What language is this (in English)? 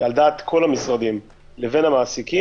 Hebrew